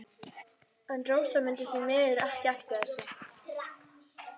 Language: Icelandic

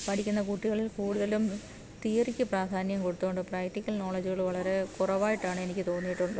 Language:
Malayalam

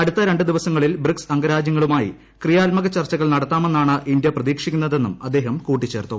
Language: Malayalam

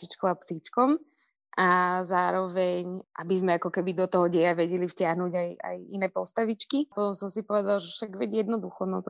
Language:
Slovak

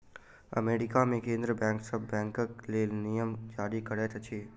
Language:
Maithili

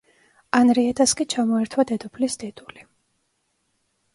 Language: Georgian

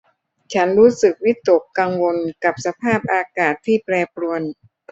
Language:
Thai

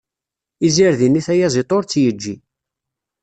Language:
Kabyle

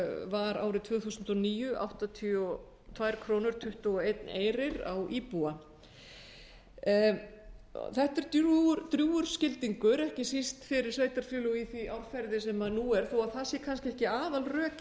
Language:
Icelandic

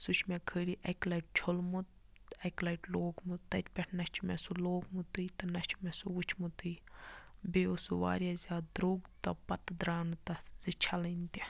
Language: Kashmiri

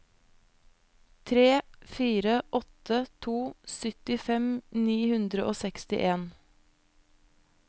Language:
Norwegian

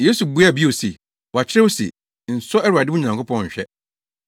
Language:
Akan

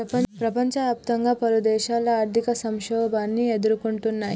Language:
Telugu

